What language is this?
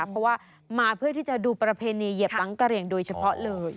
Thai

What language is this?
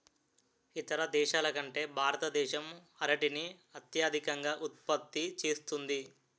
Telugu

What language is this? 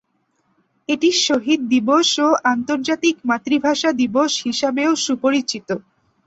Bangla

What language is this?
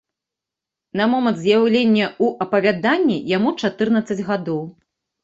Belarusian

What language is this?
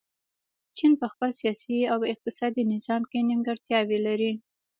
Pashto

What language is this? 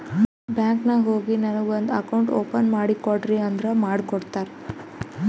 Kannada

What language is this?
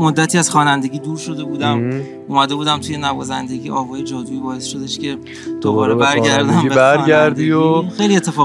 Persian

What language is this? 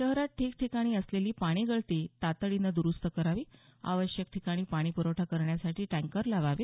Marathi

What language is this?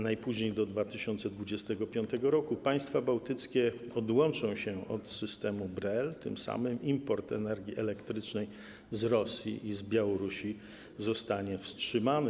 Polish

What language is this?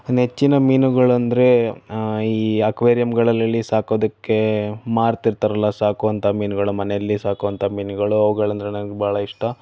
Kannada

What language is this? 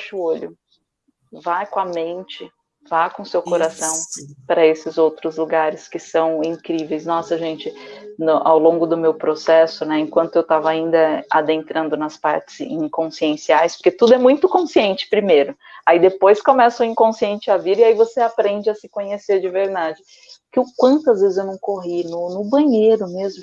Portuguese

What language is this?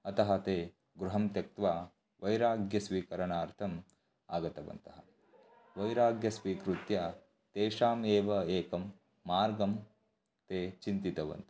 Sanskrit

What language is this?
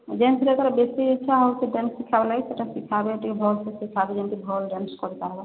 Odia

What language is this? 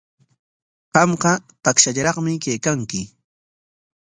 Corongo Ancash Quechua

